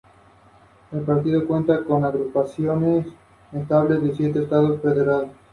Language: Spanish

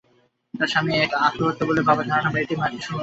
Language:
Bangla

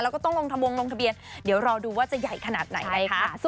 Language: Thai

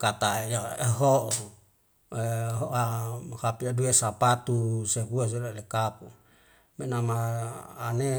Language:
Wemale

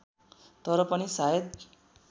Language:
Nepali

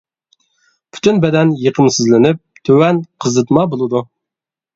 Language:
Uyghur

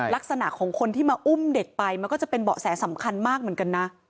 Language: Thai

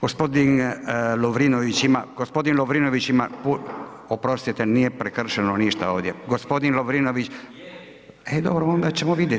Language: Croatian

